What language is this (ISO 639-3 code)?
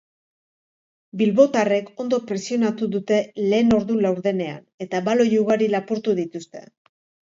eus